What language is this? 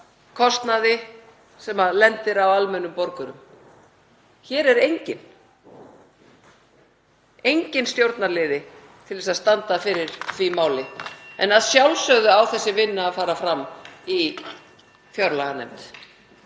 Icelandic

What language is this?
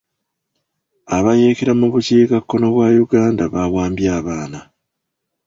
Ganda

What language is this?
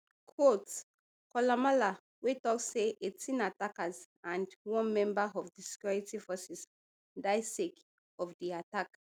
Nigerian Pidgin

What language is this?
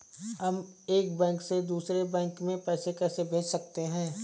Hindi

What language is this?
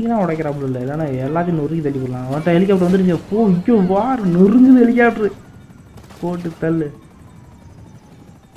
Hindi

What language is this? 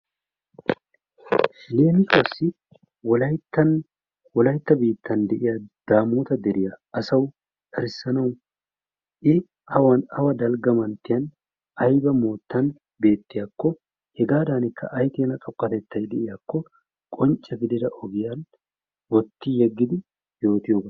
Wolaytta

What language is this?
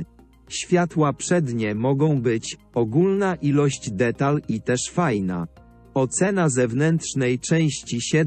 Polish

